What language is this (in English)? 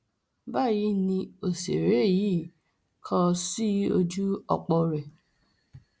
Yoruba